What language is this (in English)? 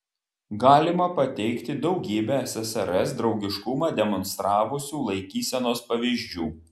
Lithuanian